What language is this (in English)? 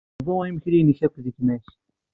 Kabyle